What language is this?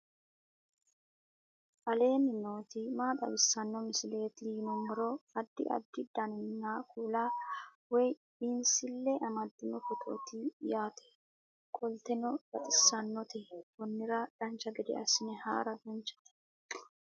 Sidamo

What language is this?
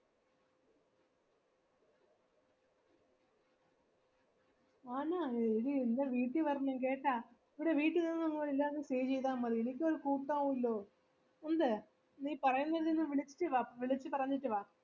Malayalam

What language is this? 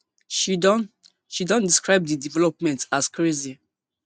Nigerian Pidgin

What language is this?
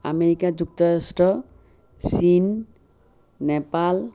Assamese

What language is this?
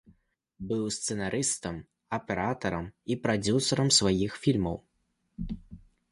Belarusian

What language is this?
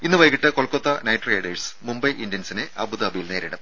Malayalam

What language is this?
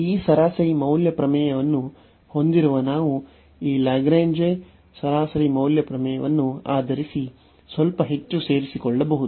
Kannada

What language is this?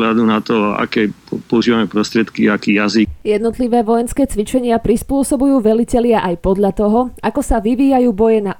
Slovak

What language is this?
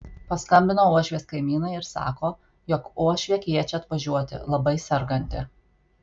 Lithuanian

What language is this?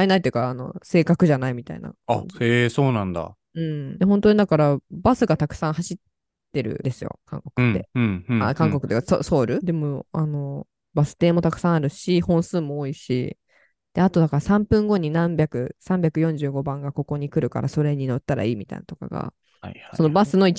Japanese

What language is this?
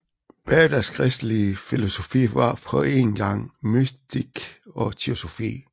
Danish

